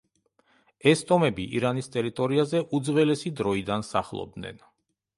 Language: Georgian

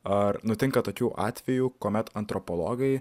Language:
Lithuanian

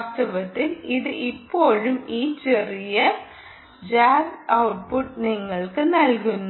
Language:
Malayalam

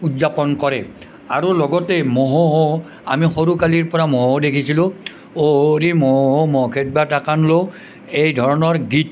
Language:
Assamese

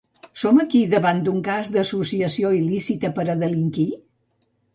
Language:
Catalan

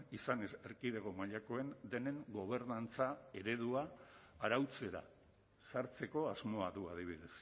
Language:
Basque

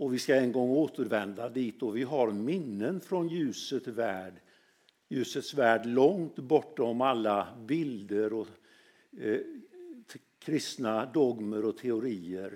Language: Swedish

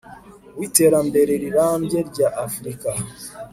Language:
Kinyarwanda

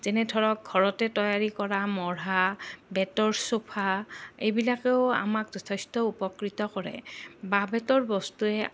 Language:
Assamese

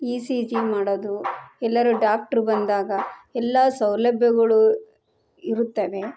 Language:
Kannada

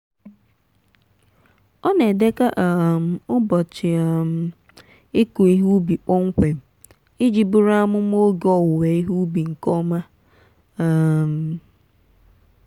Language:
Igbo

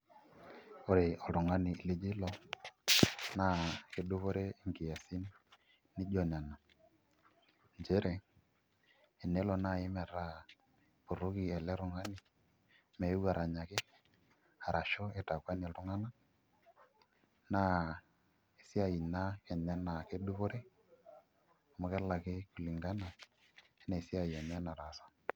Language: Masai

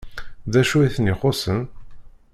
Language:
Kabyle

